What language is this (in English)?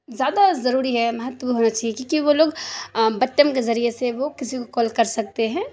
Urdu